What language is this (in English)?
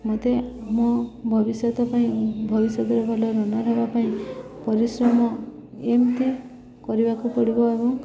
Odia